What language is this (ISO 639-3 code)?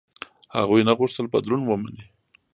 pus